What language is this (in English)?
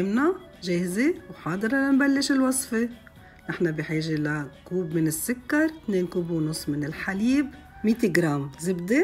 Arabic